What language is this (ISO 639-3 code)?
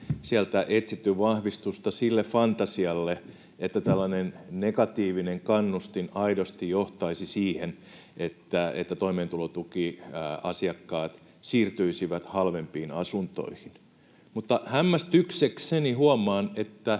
fin